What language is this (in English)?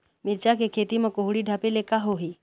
Chhattisgarhi